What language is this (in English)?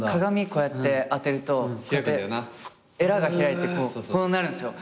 Japanese